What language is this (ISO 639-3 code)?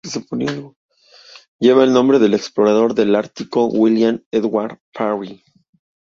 spa